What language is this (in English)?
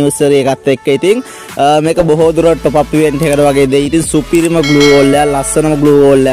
Indonesian